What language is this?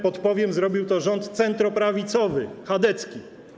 Polish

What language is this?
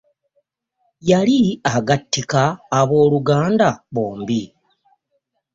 Ganda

